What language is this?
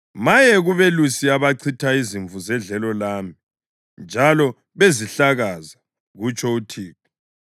North Ndebele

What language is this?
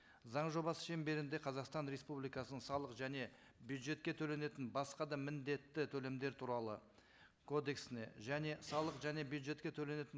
Kazakh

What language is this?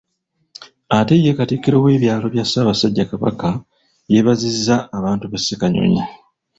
Ganda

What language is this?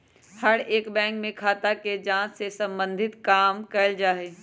Magahi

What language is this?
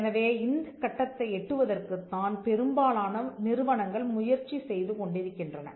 Tamil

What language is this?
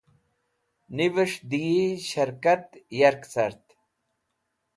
Wakhi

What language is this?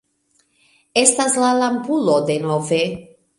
Esperanto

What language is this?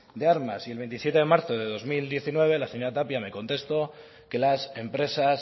Spanish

